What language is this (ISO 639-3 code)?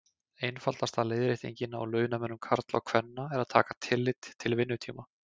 isl